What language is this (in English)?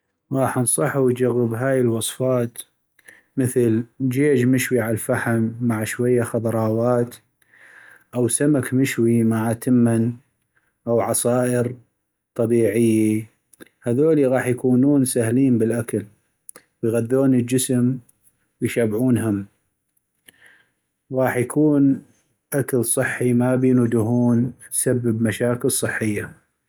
North Mesopotamian Arabic